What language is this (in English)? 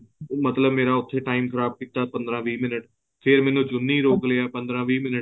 Punjabi